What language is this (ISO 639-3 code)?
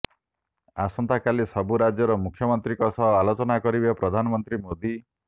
ori